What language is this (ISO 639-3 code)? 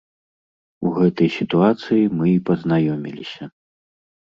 bel